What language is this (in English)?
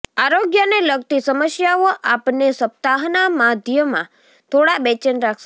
Gujarati